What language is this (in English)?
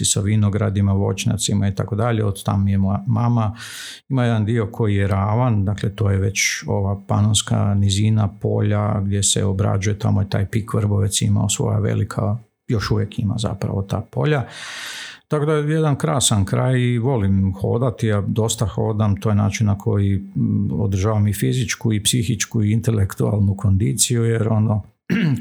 Croatian